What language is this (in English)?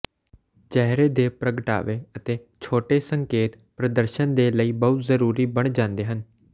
Punjabi